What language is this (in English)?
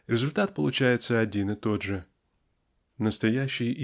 Russian